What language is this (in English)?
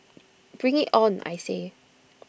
English